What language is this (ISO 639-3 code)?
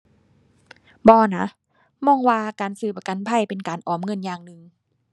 tha